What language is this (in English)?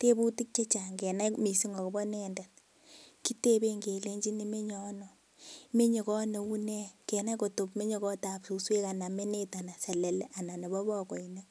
Kalenjin